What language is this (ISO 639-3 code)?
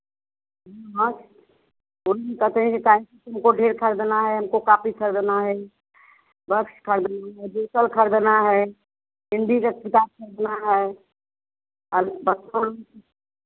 hin